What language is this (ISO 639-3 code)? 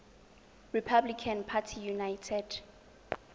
tsn